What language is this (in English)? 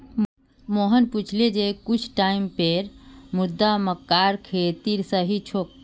Magahi